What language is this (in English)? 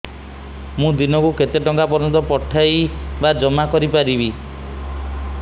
Odia